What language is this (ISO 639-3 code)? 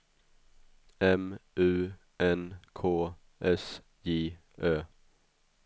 swe